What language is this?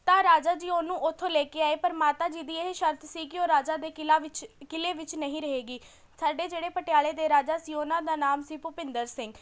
Punjabi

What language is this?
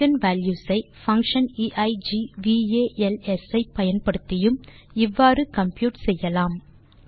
Tamil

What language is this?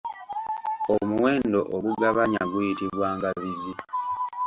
Ganda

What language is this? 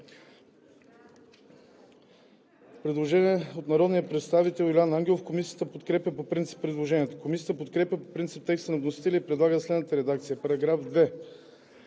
Bulgarian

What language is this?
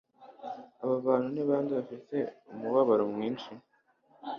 Kinyarwanda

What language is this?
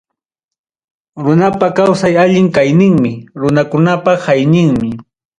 Ayacucho Quechua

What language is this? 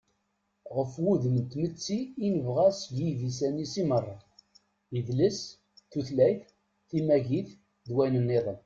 Kabyle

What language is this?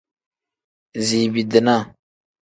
Tem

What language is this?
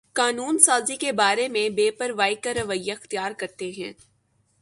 Urdu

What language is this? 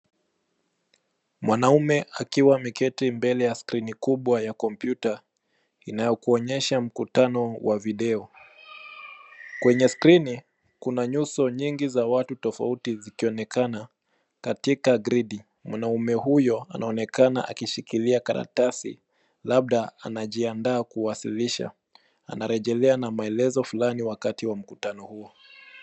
Swahili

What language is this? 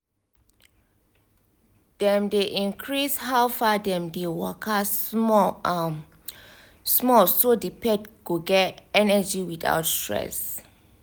Nigerian Pidgin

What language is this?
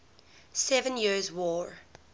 English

